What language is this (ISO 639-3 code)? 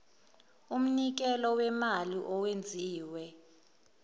zul